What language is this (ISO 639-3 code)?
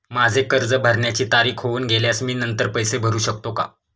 mar